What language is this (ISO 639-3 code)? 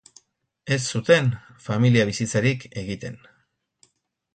eus